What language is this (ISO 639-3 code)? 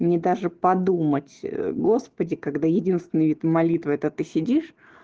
rus